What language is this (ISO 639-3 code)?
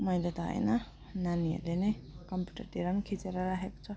nep